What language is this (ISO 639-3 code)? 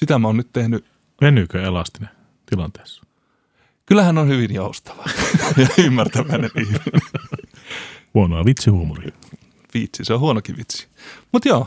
fin